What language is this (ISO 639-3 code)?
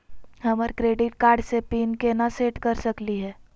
mag